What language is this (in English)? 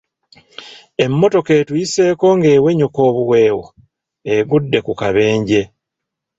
Ganda